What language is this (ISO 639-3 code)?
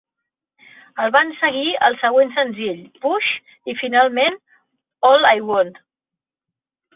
cat